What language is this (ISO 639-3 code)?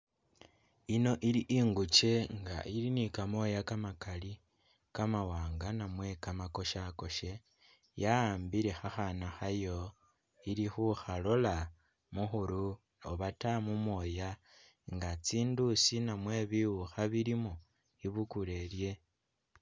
myx